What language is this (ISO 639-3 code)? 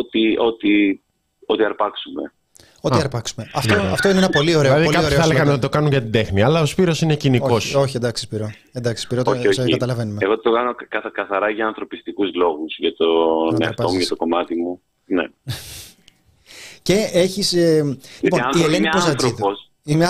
ell